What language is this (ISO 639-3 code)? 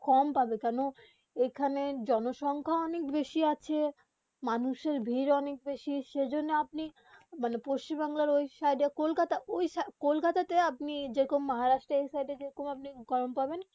ben